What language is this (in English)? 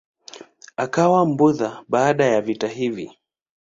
Swahili